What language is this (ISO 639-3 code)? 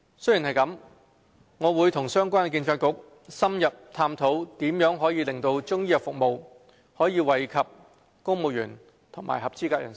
yue